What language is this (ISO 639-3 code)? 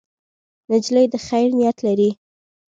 pus